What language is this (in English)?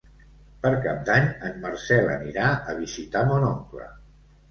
Catalan